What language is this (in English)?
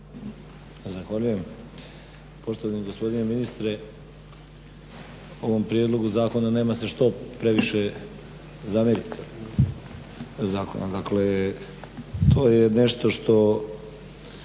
Croatian